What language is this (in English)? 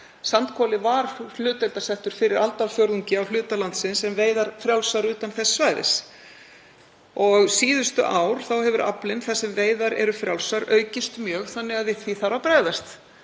Icelandic